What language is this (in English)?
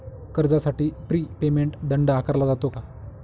Marathi